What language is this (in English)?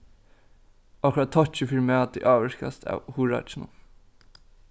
Faroese